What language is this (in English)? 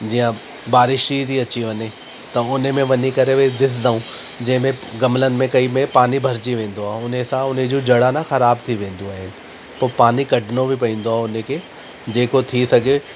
Sindhi